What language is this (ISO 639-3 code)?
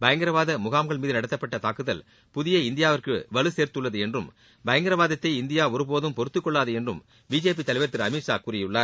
tam